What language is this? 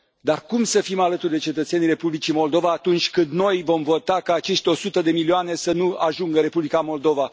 Romanian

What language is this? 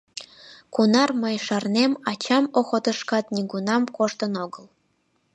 Mari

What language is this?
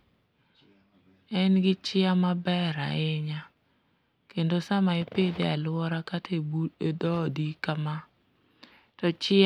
Luo (Kenya and Tanzania)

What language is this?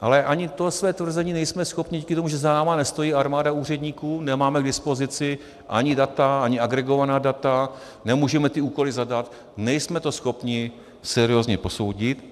Czech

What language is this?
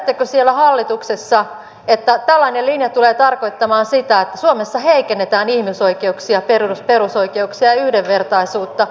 Finnish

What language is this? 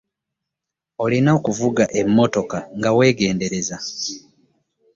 Ganda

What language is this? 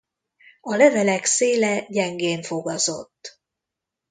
Hungarian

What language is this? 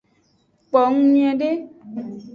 Aja (Benin)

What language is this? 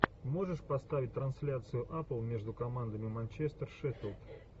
Russian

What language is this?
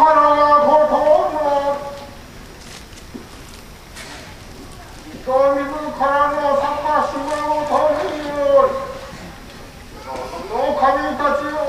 Vietnamese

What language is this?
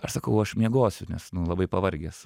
Lithuanian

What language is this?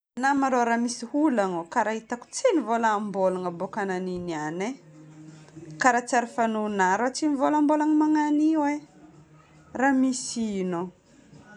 Northern Betsimisaraka Malagasy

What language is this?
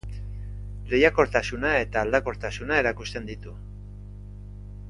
Basque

